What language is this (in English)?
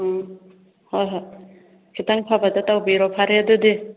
Manipuri